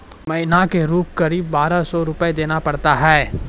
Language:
Maithili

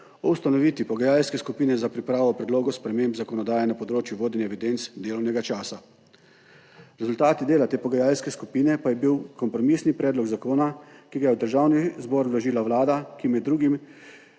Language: Slovenian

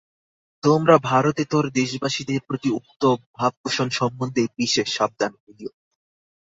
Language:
Bangla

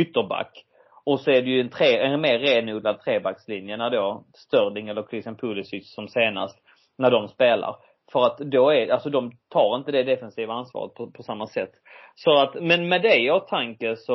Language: Swedish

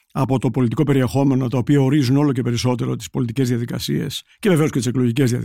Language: Greek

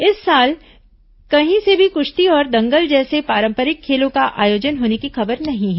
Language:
Hindi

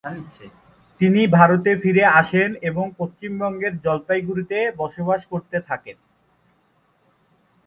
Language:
Bangla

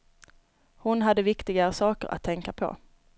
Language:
Swedish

